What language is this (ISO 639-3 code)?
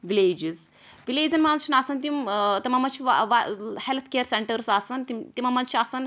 kas